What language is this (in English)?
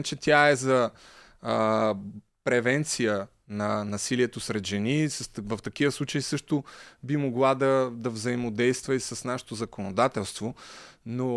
Bulgarian